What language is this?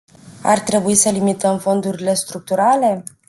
Romanian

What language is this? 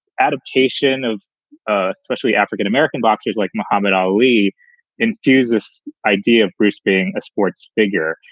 English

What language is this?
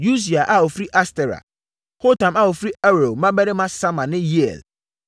Akan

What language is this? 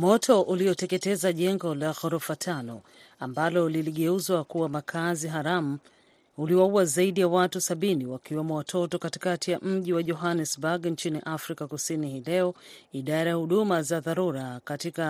Swahili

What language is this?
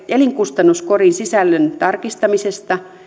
Finnish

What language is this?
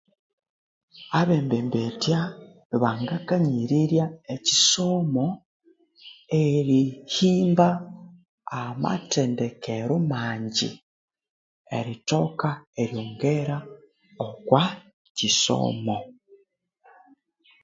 Konzo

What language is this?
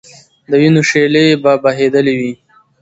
Pashto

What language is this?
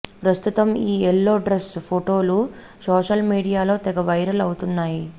Telugu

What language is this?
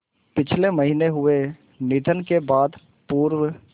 Hindi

